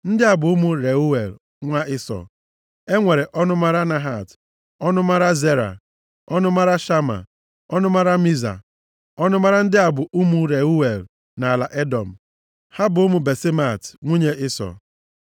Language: Igbo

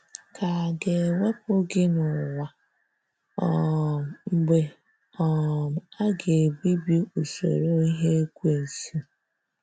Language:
Igbo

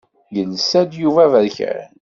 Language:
Kabyle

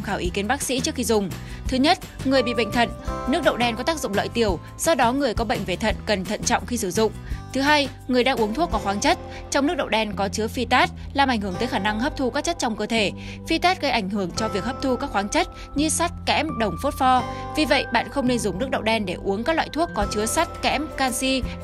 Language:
Vietnamese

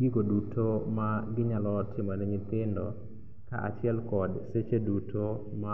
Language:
Luo (Kenya and Tanzania)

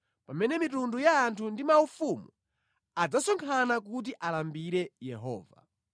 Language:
Nyanja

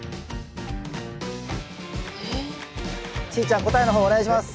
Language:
Japanese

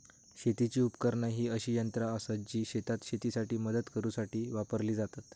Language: Marathi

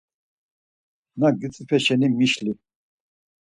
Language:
Laz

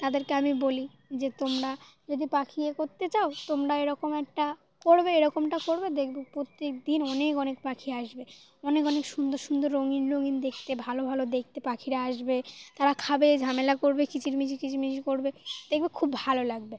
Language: Bangla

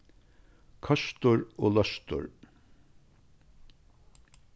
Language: Faroese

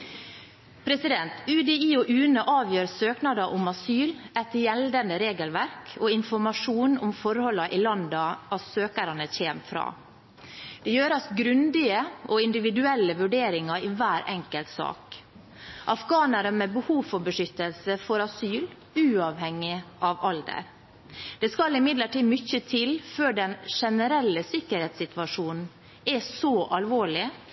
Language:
Norwegian Bokmål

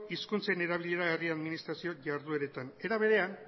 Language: Basque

